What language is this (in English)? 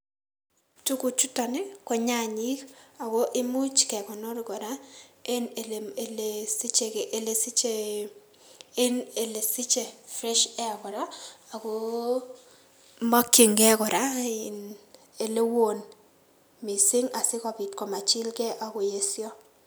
Kalenjin